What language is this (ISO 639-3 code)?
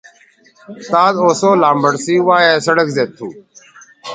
trw